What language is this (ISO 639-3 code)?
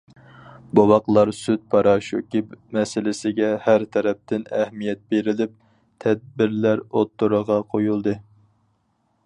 uig